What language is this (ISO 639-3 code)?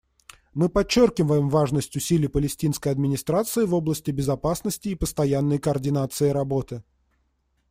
rus